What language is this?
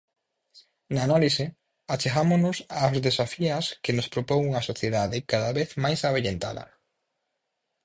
Galician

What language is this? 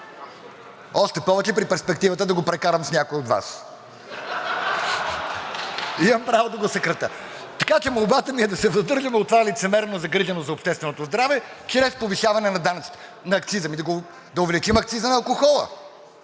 Bulgarian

